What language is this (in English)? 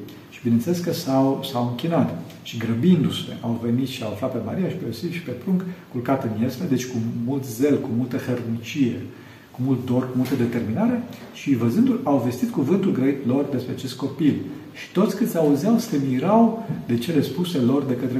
Romanian